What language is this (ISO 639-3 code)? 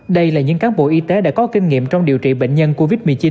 vie